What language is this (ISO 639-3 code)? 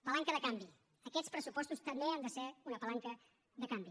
cat